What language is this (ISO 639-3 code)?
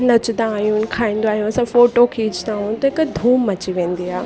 snd